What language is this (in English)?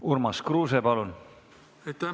Estonian